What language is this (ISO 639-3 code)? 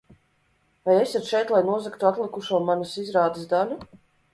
lav